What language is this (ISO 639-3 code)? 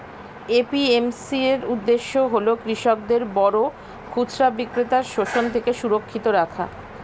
ben